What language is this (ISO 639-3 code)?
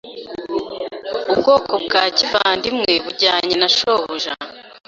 kin